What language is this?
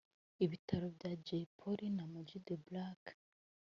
Kinyarwanda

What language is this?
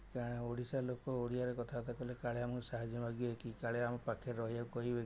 Odia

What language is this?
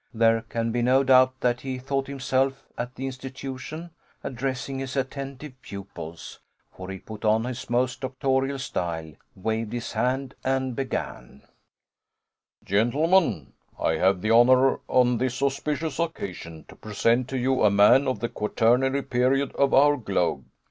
English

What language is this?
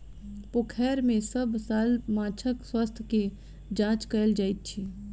Maithili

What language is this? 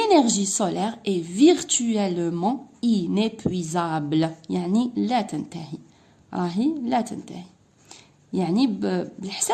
French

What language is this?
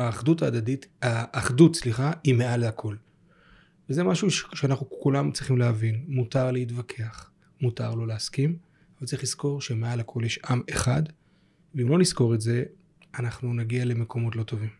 Hebrew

